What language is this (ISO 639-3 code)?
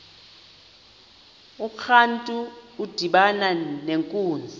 xho